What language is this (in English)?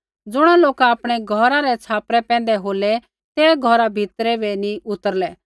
Kullu Pahari